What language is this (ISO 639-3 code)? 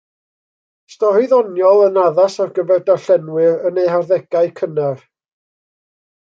cym